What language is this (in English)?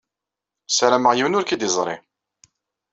Kabyle